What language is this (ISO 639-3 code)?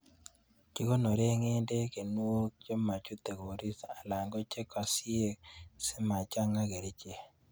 kln